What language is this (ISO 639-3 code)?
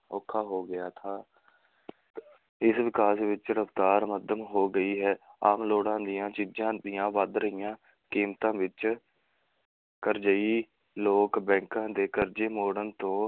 pan